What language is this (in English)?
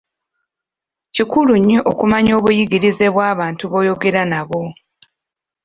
Ganda